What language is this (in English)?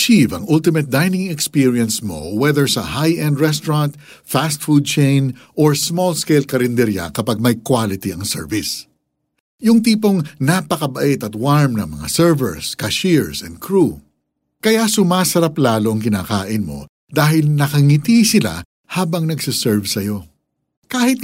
Filipino